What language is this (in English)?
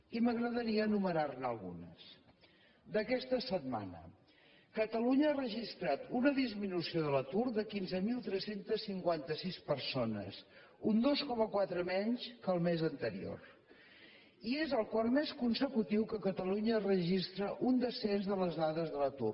Catalan